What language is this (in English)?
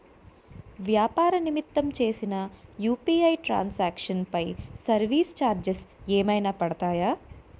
Telugu